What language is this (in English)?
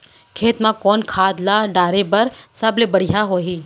Chhattisgarhi